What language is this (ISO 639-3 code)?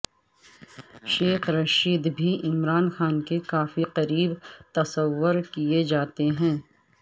urd